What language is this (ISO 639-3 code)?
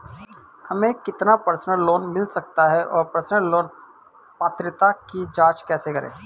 hin